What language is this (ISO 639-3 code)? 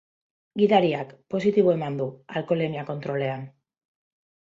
eus